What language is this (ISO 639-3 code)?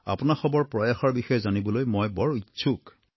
asm